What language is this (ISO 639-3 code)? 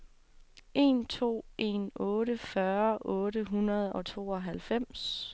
dan